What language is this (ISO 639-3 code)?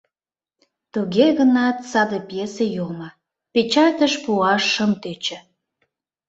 chm